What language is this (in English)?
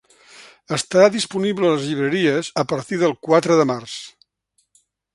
Catalan